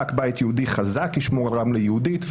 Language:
Hebrew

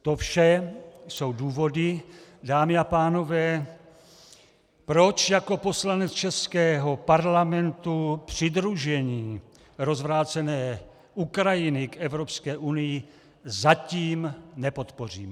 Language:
Czech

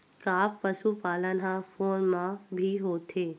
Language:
Chhattisgarhi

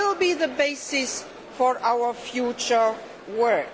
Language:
English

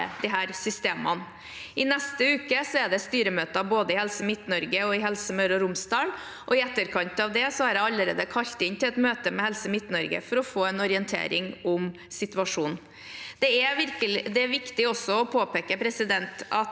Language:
Norwegian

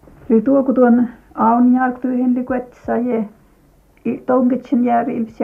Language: Finnish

